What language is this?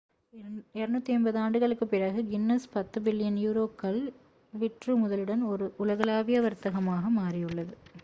Tamil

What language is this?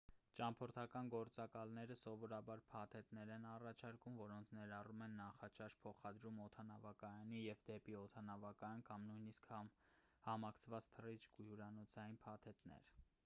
Armenian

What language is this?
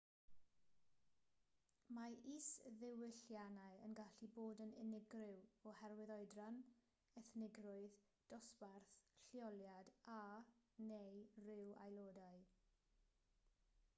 Welsh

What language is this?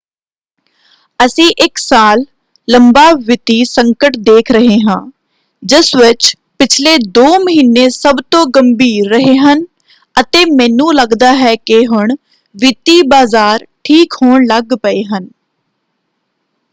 Punjabi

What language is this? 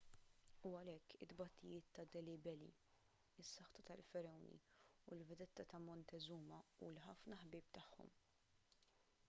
Maltese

